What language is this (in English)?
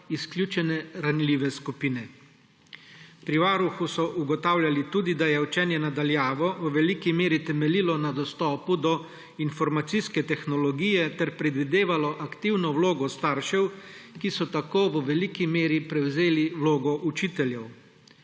Slovenian